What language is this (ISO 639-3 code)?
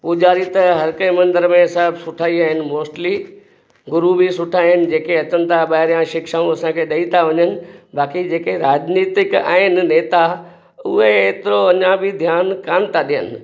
snd